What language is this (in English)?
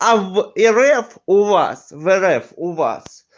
Russian